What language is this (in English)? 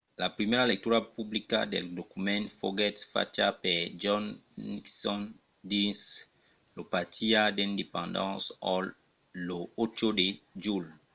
Occitan